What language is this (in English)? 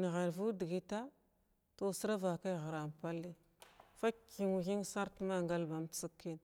Glavda